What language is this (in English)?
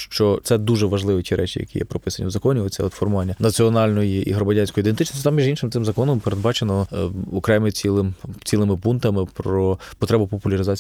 Ukrainian